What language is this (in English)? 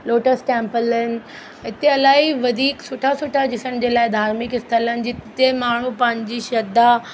Sindhi